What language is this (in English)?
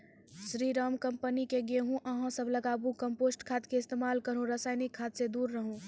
Maithili